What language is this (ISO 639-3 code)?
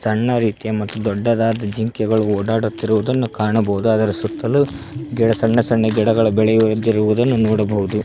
kan